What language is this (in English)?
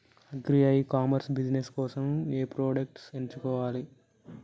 Telugu